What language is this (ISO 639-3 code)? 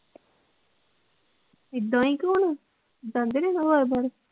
pan